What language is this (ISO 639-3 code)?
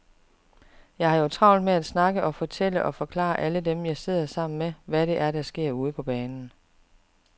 dan